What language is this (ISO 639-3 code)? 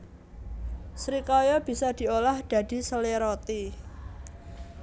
jav